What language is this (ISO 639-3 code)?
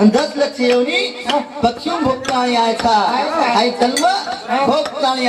ara